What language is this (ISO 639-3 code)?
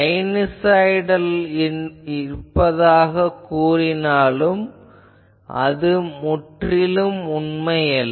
tam